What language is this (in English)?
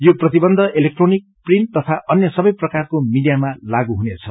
Nepali